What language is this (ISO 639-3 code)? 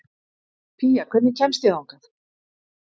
isl